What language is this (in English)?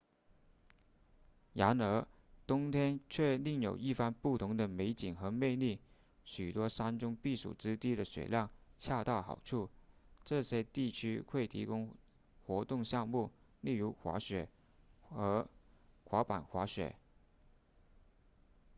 Chinese